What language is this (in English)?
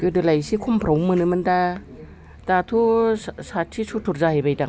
Bodo